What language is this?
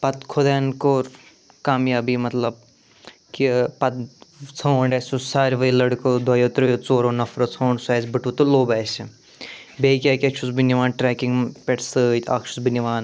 Kashmiri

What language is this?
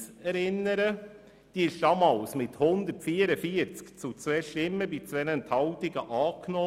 Swiss German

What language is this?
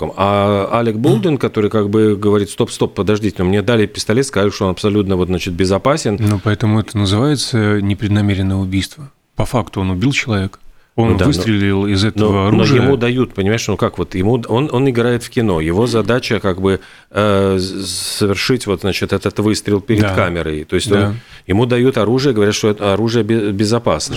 Russian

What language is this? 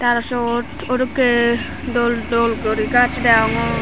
Chakma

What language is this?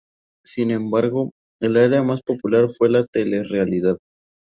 Spanish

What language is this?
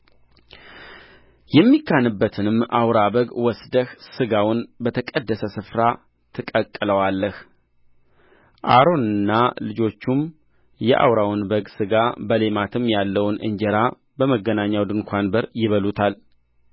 Amharic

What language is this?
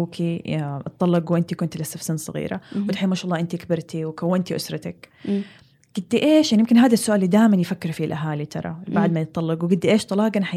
Arabic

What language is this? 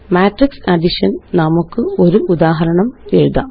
Malayalam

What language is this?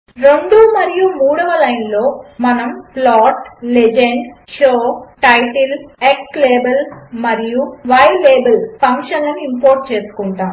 Telugu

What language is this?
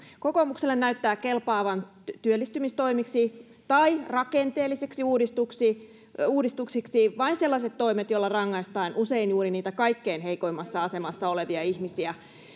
Finnish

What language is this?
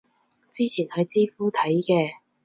Cantonese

